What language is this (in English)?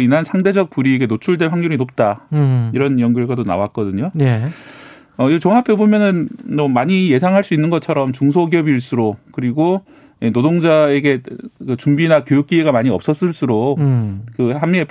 Korean